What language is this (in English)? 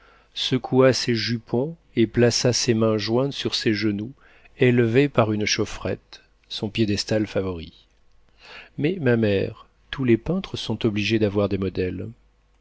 French